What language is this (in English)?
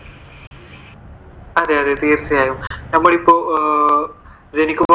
Malayalam